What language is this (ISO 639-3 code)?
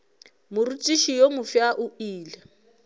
nso